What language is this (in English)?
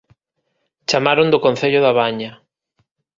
Galician